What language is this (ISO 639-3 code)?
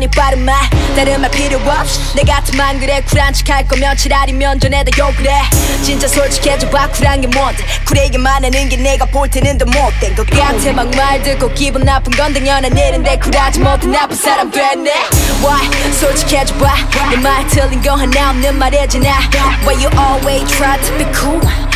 ron